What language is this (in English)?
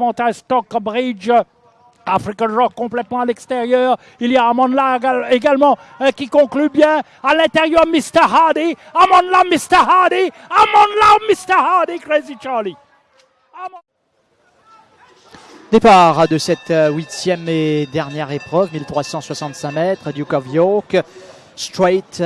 French